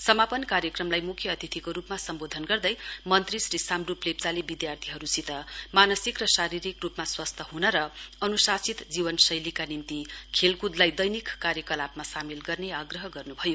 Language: Nepali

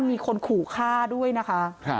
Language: Thai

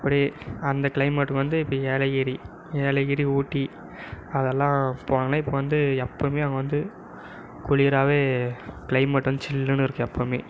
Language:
Tamil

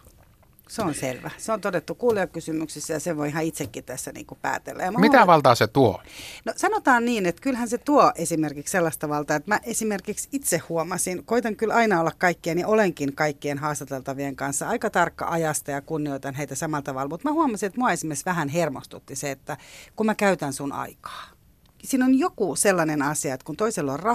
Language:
Finnish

